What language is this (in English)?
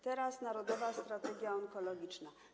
Polish